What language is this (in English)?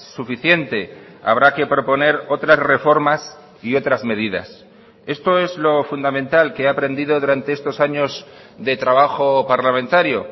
Spanish